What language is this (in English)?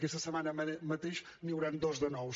Catalan